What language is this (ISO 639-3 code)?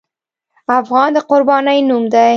pus